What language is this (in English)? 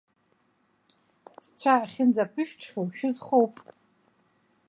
Abkhazian